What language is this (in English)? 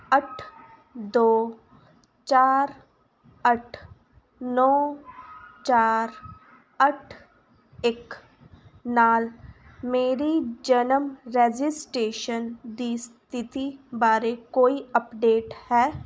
Punjabi